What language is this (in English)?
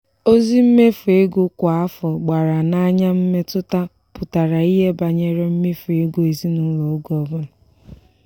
Igbo